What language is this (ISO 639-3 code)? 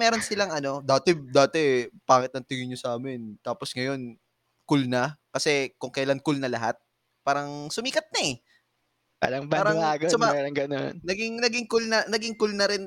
fil